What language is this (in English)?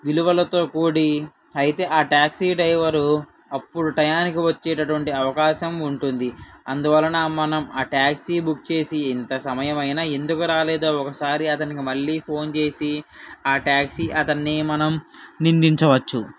Telugu